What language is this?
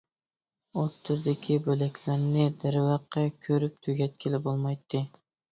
Uyghur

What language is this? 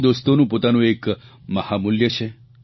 Gujarati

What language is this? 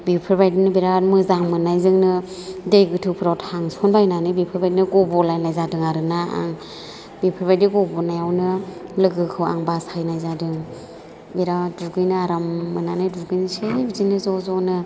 Bodo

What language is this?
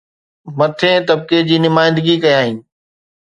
Sindhi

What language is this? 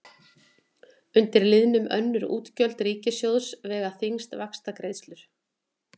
Icelandic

